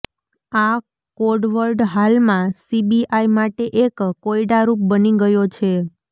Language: Gujarati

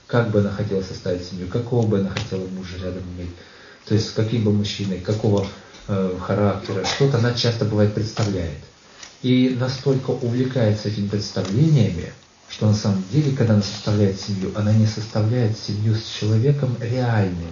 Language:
Russian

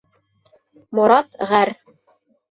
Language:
Bashkir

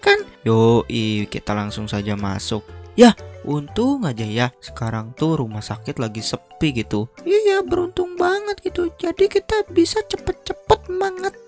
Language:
Indonesian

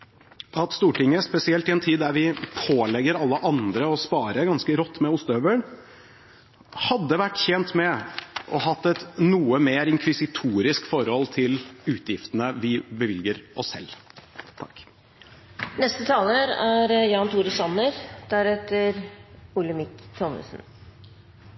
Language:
Norwegian Bokmål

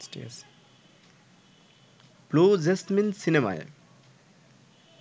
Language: Bangla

